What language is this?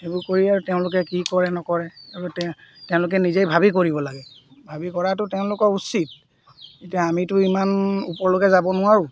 Assamese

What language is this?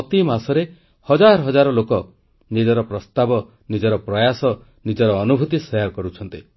Odia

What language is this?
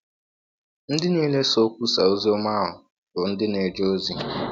Igbo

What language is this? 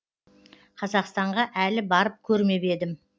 Kazakh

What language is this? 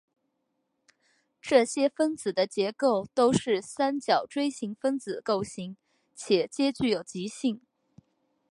Chinese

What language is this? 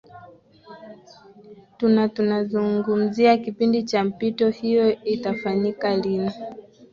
Swahili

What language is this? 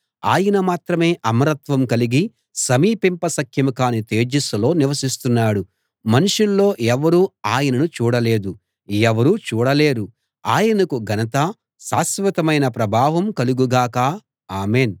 Telugu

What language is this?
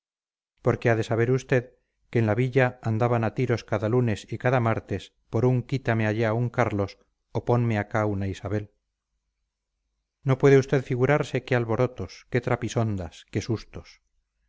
Spanish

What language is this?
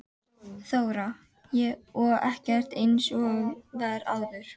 Icelandic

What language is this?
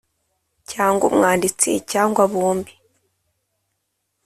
Kinyarwanda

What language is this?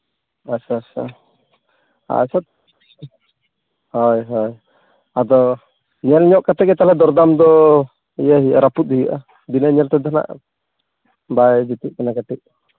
Santali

